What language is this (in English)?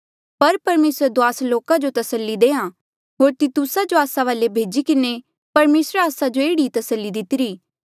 Mandeali